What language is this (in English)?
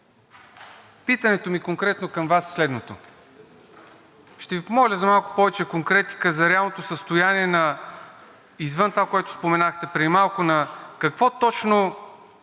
Bulgarian